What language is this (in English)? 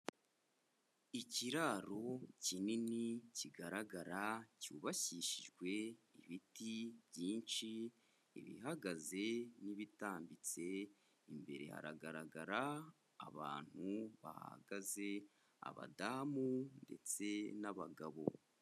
Kinyarwanda